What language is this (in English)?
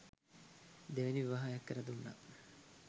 Sinhala